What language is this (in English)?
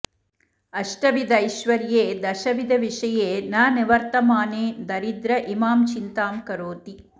Sanskrit